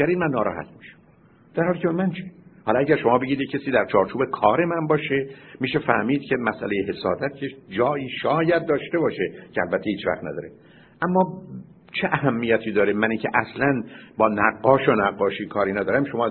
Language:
Persian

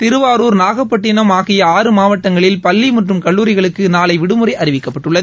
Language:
Tamil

